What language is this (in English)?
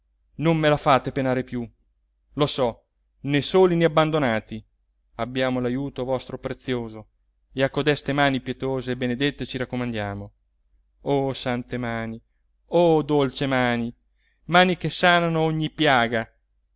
Italian